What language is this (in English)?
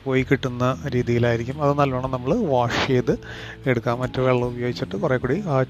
Malayalam